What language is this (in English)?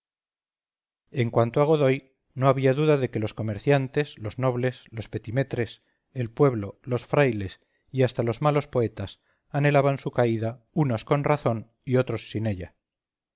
Spanish